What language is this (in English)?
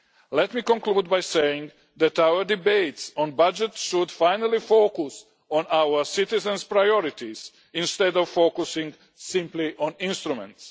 English